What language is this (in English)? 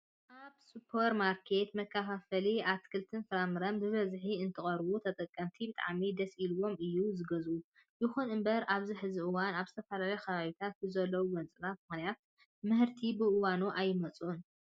Tigrinya